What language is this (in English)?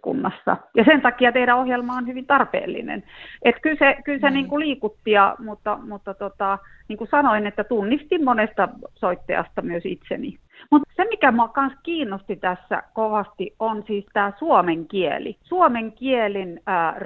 Finnish